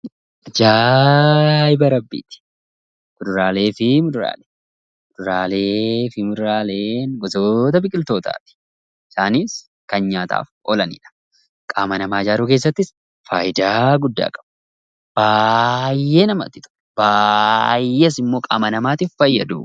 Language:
Oromo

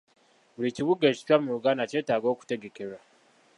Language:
Ganda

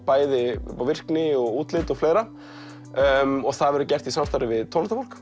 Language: Icelandic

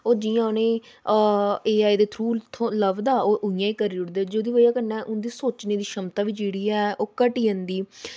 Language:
Dogri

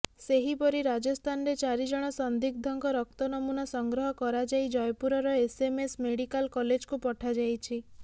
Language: Odia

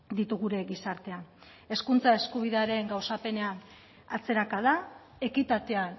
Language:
Basque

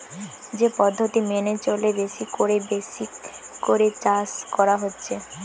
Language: Bangla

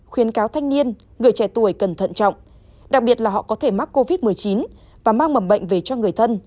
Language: Vietnamese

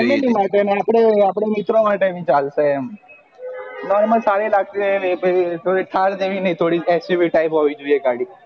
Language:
Gujarati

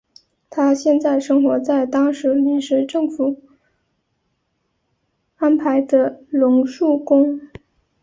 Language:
Chinese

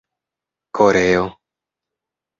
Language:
Esperanto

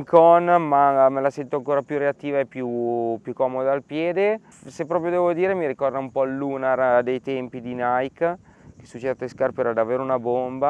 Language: Italian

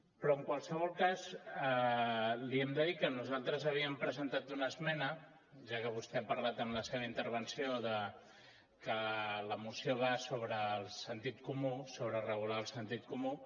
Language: Catalan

